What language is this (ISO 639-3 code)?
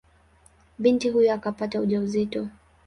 swa